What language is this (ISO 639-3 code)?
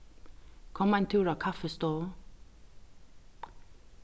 fao